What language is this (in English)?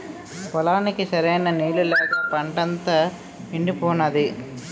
Telugu